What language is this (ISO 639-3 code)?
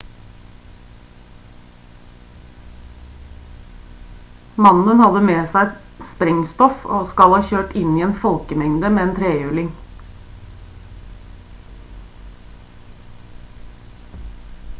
nob